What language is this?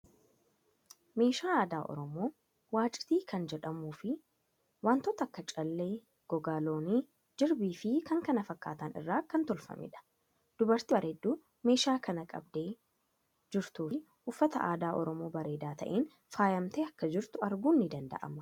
Oromo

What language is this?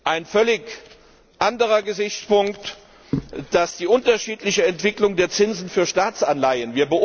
German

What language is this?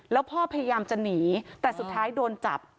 Thai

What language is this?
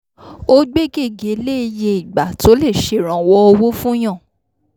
Yoruba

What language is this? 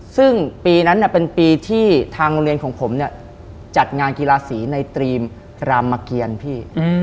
Thai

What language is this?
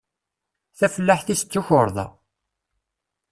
Kabyle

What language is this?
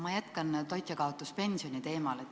Estonian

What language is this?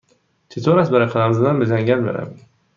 Persian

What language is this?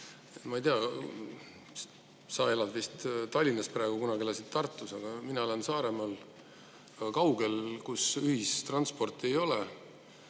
Estonian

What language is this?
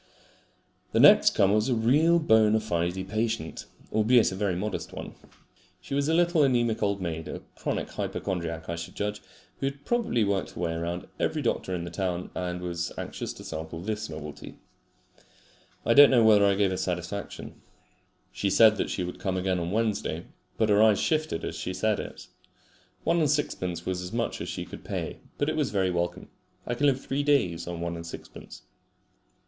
English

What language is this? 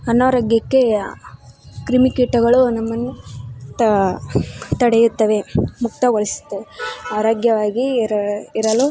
Kannada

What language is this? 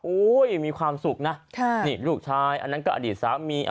Thai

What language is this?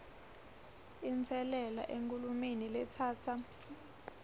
Swati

